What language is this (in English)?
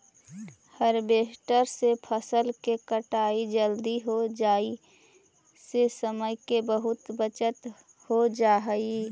Magahi